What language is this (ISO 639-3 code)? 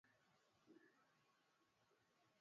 swa